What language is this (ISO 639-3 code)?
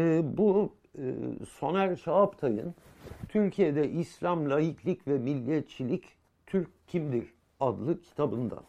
tur